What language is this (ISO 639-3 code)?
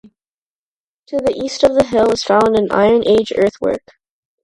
eng